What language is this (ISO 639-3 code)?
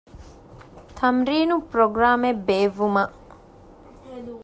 div